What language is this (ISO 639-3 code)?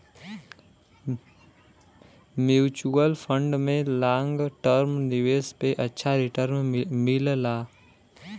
bho